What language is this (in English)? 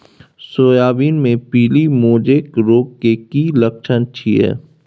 Maithili